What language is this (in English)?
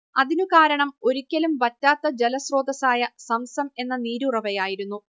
Malayalam